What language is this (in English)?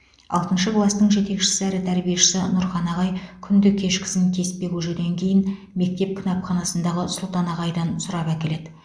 Kazakh